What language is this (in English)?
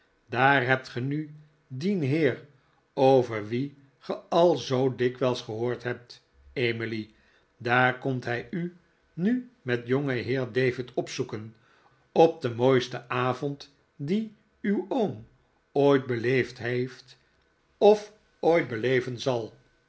Dutch